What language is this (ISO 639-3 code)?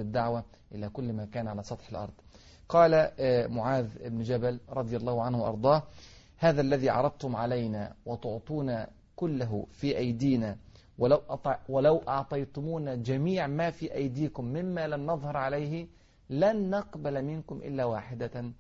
ara